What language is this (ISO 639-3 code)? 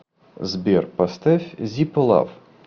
rus